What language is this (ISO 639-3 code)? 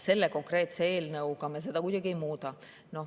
est